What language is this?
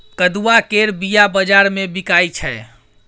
Maithili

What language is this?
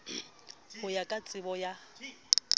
Southern Sotho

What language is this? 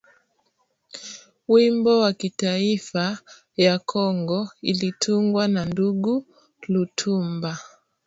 Swahili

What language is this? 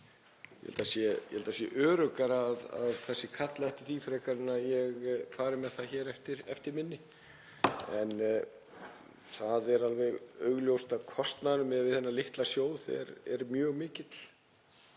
Icelandic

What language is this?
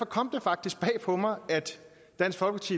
Danish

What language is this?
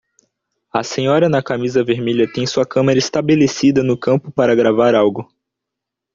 Portuguese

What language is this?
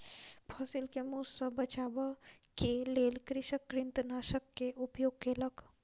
Maithili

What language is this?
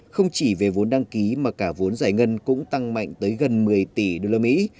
Vietnamese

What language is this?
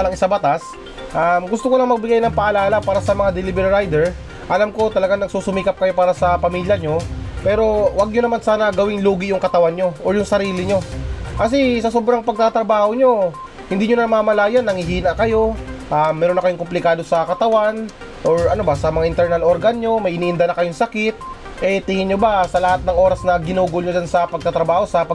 Filipino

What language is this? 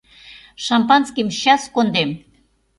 Mari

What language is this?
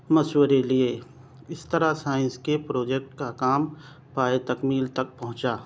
Urdu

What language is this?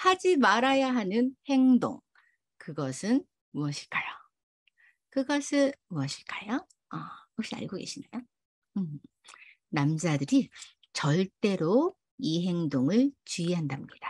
Korean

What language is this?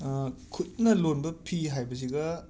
Manipuri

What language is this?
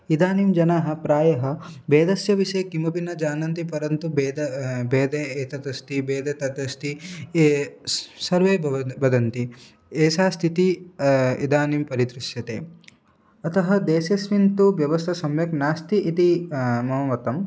Sanskrit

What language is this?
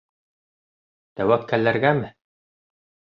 Bashkir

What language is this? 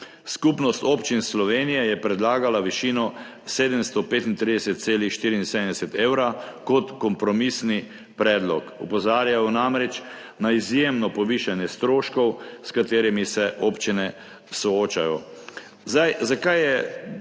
Slovenian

